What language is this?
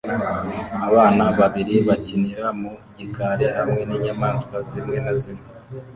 Kinyarwanda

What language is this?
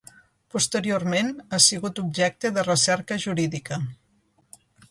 Catalan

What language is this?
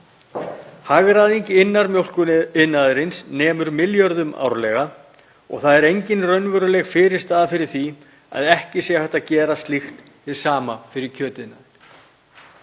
Icelandic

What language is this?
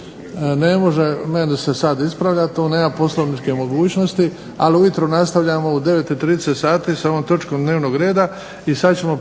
Croatian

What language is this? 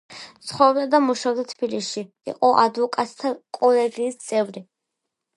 Georgian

